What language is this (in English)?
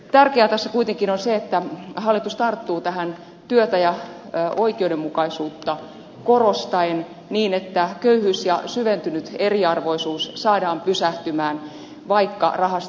Finnish